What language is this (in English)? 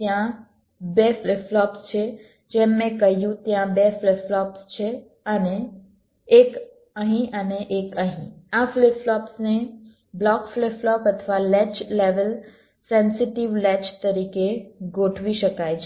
Gujarati